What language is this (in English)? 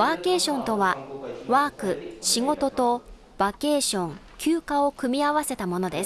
Japanese